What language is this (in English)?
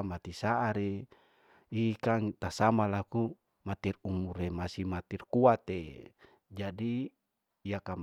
Larike-Wakasihu